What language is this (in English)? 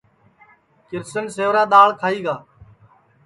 Sansi